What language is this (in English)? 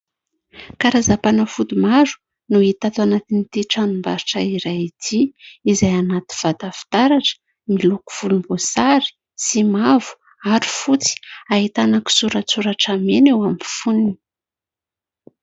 Malagasy